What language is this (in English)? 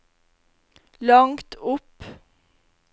Norwegian